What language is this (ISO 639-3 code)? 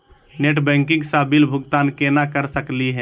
mag